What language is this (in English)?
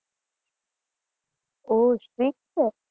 Gujarati